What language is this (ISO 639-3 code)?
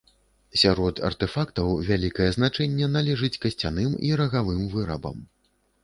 bel